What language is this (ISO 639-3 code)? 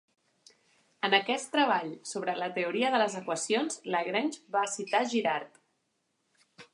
cat